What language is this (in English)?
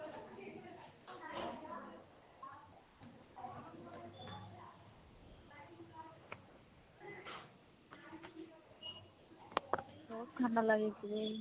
Assamese